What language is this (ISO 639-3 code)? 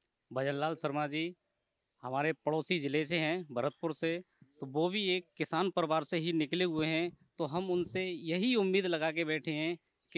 hin